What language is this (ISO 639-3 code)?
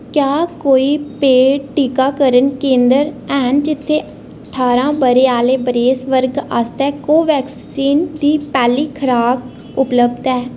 doi